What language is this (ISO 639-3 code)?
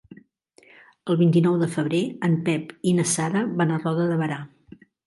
cat